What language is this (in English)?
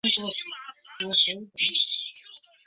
Chinese